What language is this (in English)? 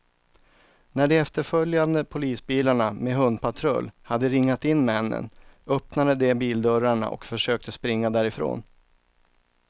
Swedish